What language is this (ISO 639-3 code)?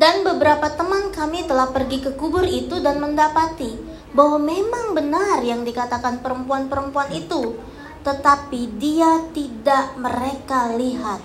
ind